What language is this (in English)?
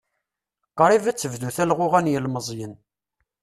Kabyle